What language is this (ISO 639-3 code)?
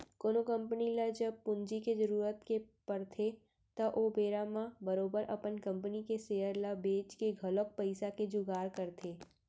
hne